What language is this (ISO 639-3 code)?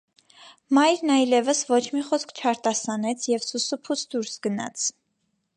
hye